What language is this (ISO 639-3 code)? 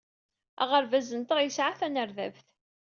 kab